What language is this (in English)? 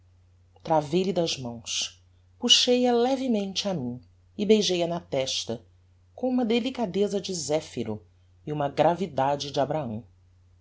Portuguese